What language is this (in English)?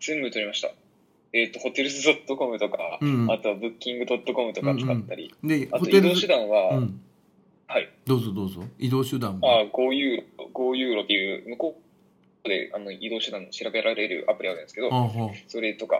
Japanese